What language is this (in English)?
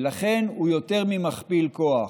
Hebrew